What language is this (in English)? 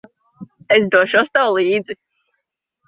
Latvian